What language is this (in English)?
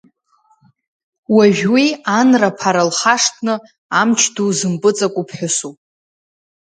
Abkhazian